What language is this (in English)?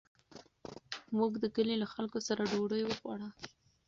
Pashto